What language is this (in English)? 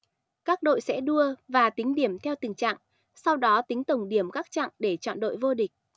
Vietnamese